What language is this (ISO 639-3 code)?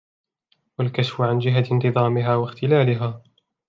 ara